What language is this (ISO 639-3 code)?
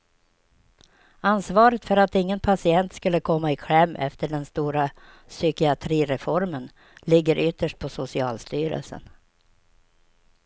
swe